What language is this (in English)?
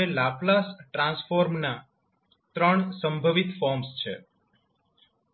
Gujarati